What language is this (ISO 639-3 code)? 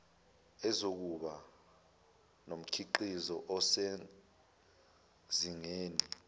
zul